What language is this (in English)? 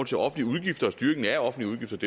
Danish